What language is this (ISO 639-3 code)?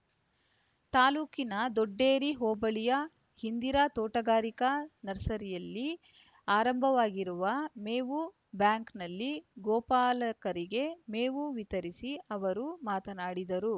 kan